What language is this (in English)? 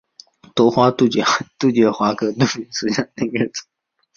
Chinese